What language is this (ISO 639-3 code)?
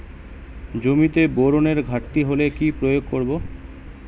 ben